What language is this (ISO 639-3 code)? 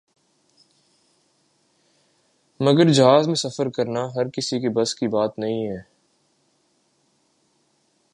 urd